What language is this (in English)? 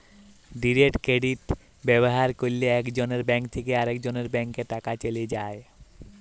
Bangla